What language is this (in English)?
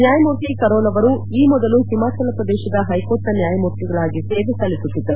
Kannada